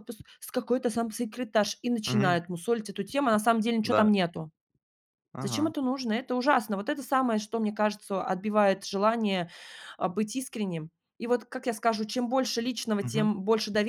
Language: Russian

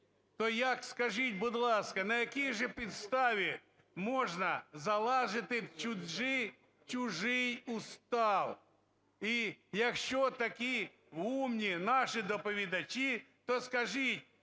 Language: Ukrainian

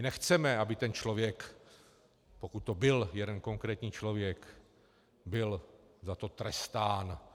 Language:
Czech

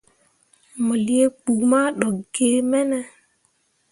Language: Mundang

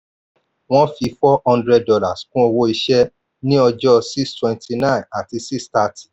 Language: Yoruba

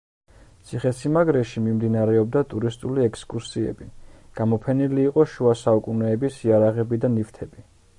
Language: Georgian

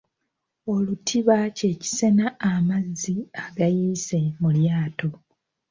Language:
Ganda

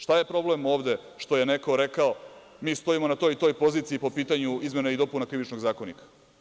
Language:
Serbian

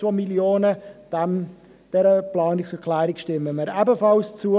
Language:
Swiss German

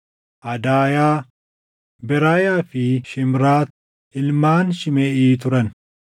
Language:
Oromo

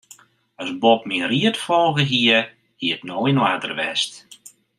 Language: Western Frisian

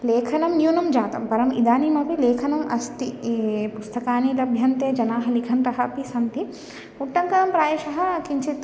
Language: Sanskrit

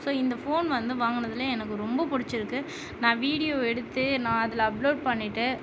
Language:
Tamil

